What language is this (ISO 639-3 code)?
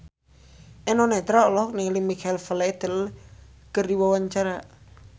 sun